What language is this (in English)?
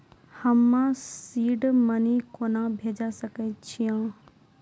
Maithili